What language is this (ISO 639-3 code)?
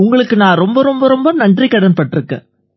tam